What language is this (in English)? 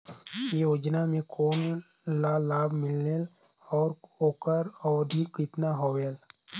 Chhattisgarhi